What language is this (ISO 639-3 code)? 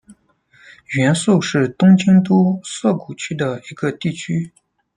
zho